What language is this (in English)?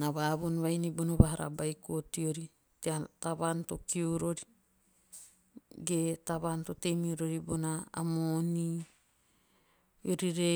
Teop